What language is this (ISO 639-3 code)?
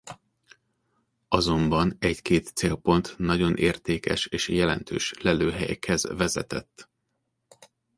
hun